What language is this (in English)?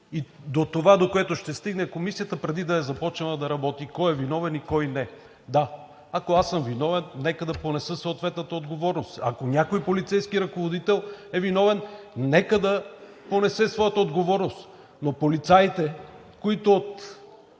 Bulgarian